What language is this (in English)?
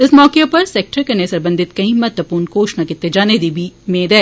Dogri